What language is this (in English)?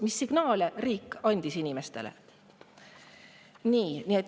Estonian